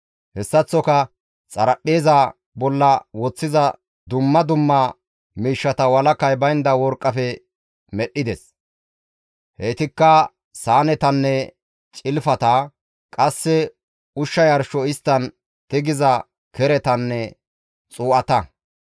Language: Gamo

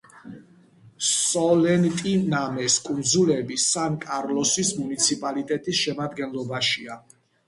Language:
Georgian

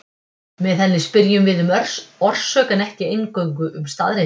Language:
Icelandic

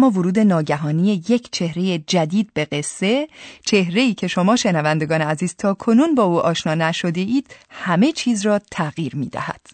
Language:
Persian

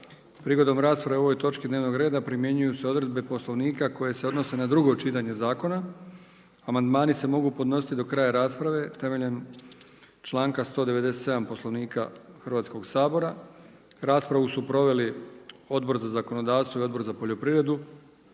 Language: Croatian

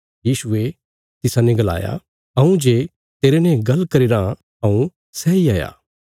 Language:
Bilaspuri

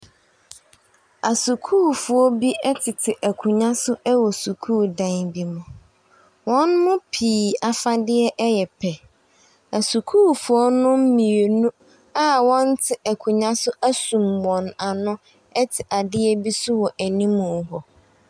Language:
Akan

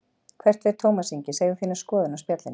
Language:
Icelandic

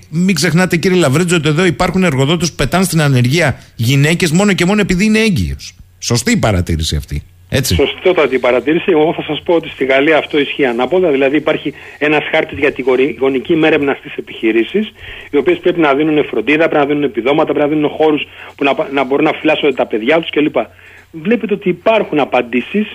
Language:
Greek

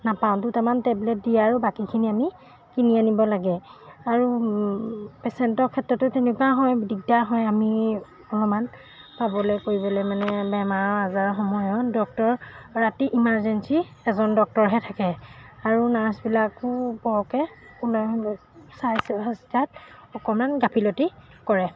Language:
Assamese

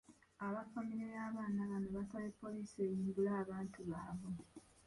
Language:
Ganda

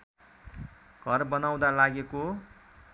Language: Nepali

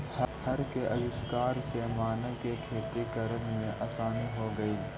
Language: Magahi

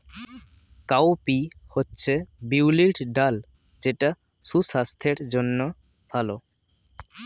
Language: Bangla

